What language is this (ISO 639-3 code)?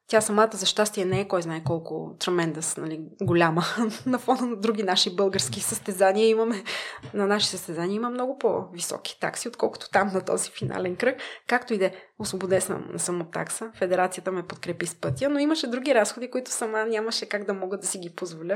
bul